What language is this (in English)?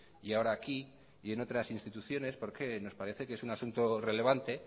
Spanish